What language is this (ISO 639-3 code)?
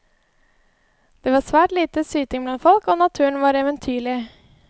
nor